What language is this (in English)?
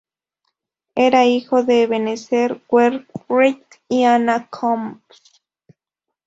Spanish